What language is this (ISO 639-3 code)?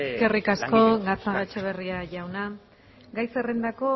eus